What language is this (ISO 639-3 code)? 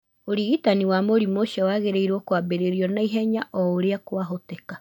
kik